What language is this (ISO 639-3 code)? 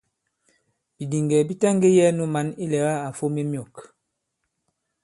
abb